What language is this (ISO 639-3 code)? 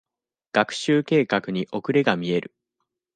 jpn